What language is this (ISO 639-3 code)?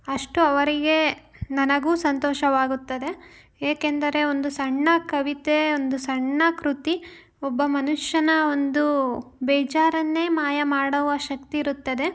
kan